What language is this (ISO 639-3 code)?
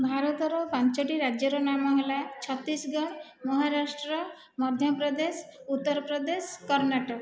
ori